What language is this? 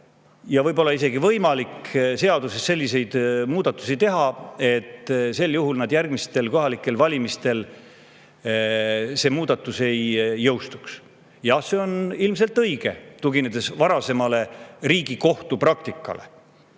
Estonian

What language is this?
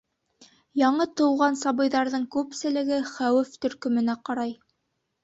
Bashkir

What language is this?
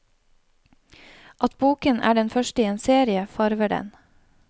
Norwegian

